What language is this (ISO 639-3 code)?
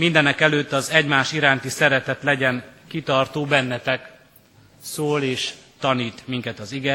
hun